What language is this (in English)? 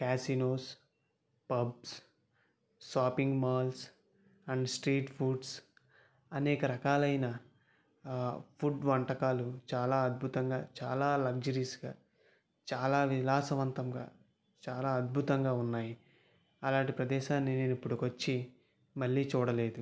Telugu